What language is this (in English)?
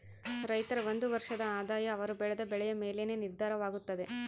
Kannada